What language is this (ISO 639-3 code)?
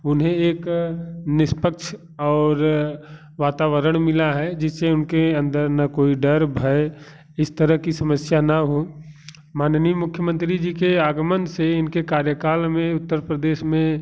hin